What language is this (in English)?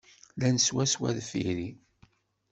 Kabyle